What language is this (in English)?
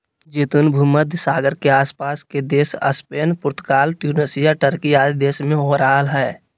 Magahi